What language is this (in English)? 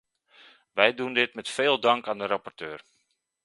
Dutch